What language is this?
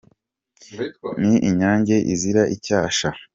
Kinyarwanda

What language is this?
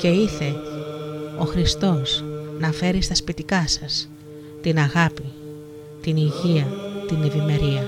Greek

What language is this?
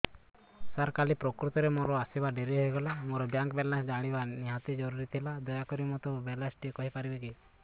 Odia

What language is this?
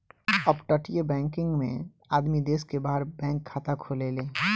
Bhojpuri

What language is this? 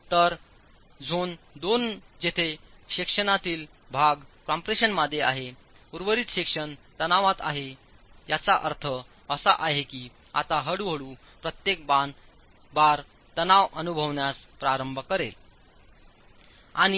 Marathi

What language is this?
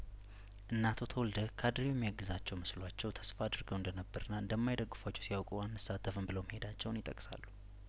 Amharic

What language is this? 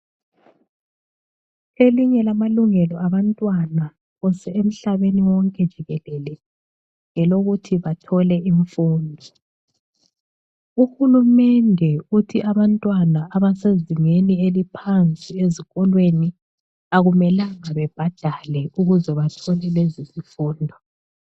North Ndebele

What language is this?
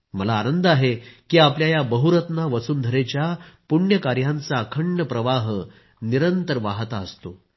Marathi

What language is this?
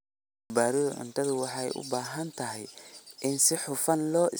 Somali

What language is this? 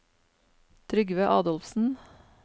Norwegian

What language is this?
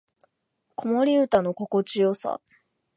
Japanese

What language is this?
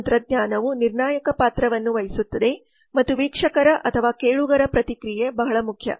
Kannada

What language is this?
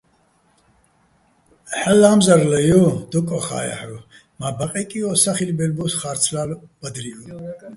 Bats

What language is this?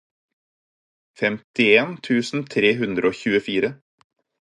Norwegian Bokmål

